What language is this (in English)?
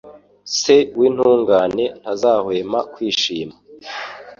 Kinyarwanda